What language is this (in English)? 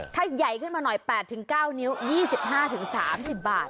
Thai